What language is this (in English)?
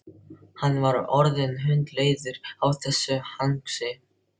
Icelandic